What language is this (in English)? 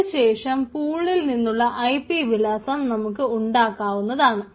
Malayalam